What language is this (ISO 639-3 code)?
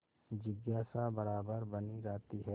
hin